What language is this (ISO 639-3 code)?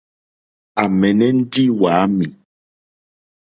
bri